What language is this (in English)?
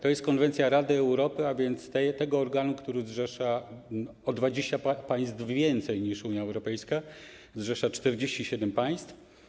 Polish